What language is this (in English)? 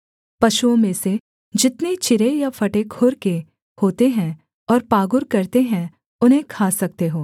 Hindi